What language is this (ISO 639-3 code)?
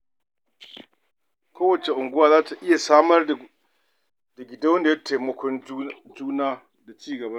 hau